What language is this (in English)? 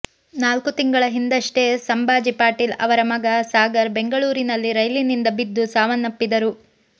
Kannada